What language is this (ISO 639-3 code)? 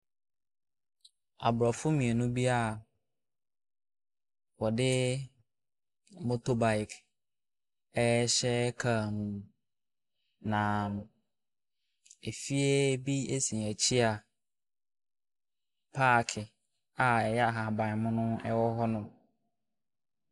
aka